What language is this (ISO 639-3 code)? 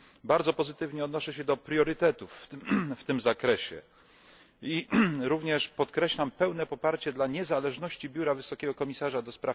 pol